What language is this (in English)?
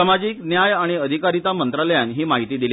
Konkani